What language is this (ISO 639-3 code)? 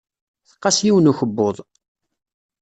kab